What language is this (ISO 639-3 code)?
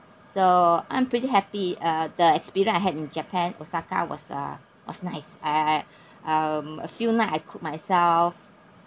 eng